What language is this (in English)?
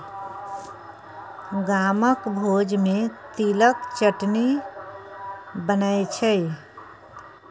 Maithili